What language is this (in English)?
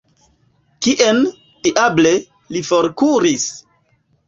Esperanto